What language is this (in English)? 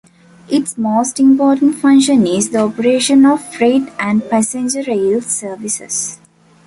English